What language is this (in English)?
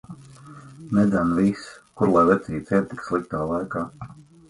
Latvian